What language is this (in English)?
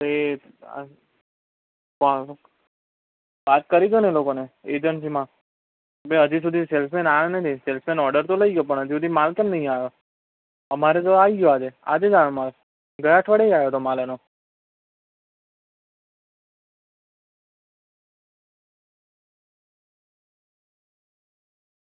Gujarati